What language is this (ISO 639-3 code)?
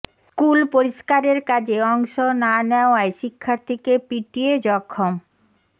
ben